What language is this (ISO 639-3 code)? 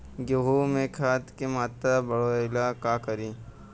bho